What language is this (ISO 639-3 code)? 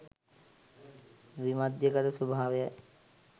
sin